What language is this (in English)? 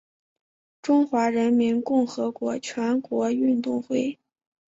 Chinese